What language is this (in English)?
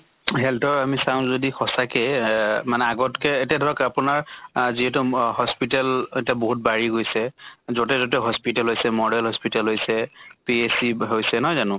Assamese